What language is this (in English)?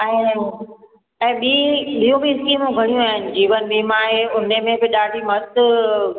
Sindhi